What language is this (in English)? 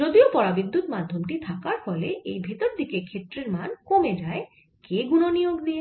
Bangla